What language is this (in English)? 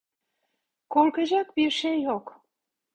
Turkish